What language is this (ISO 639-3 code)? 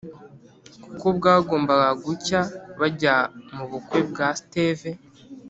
kin